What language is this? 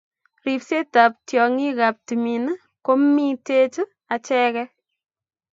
Kalenjin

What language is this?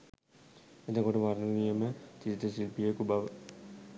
Sinhala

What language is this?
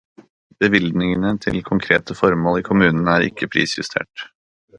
Norwegian Bokmål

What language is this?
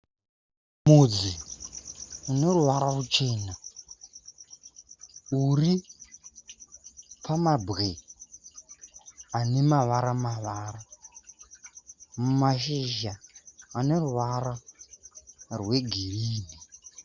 Shona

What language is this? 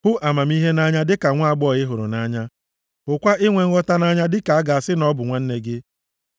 Igbo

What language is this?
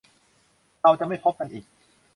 Thai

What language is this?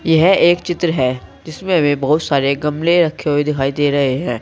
Hindi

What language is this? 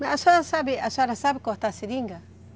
Portuguese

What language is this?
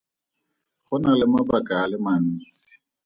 Tswana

